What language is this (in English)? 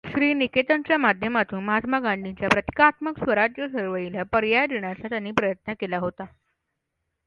Marathi